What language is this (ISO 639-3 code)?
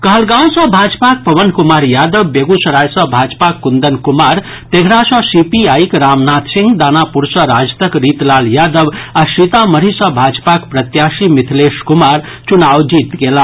mai